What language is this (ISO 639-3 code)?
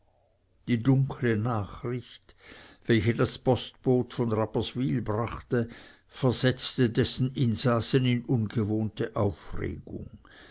deu